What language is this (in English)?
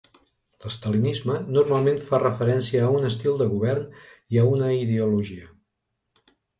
Catalan